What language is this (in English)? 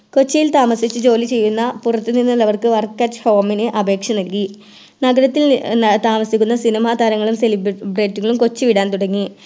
Malayalam